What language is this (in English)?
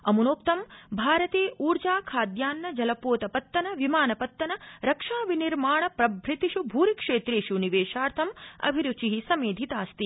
Sanskrit